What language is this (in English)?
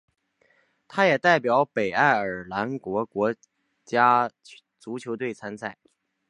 Chinese